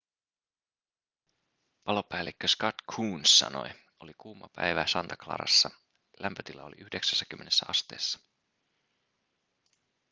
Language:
Finnish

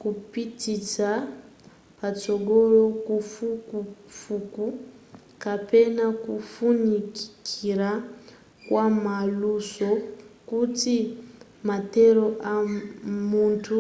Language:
Nyanja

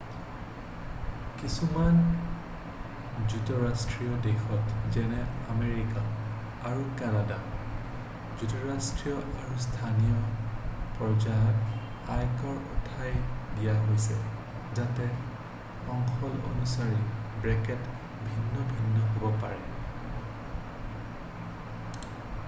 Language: Assamese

